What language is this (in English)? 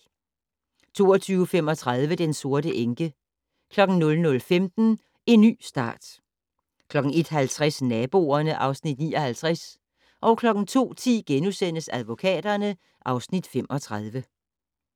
Danish